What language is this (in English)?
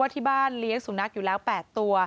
Thai